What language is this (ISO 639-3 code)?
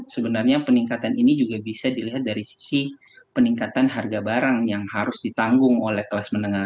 ind